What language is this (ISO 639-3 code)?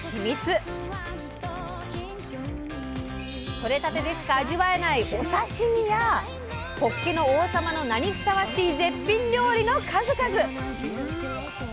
jpn